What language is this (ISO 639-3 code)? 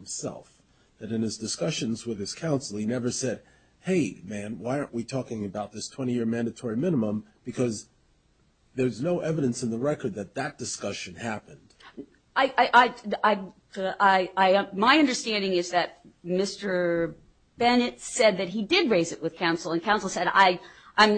eng